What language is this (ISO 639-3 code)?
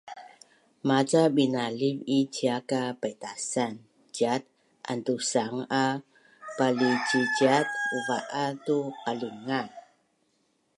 bnn